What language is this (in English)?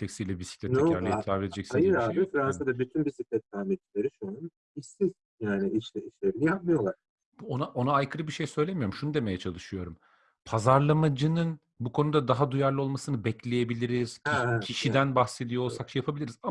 Turkish